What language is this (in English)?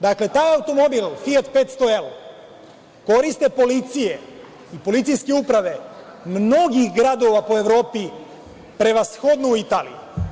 Serbian